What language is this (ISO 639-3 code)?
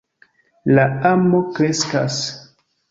epo